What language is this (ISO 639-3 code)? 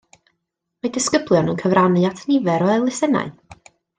cym